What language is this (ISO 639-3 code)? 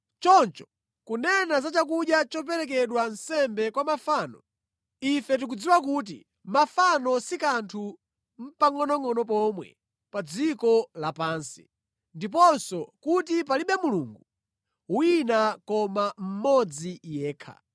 nya